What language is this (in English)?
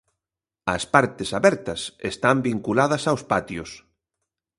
Galician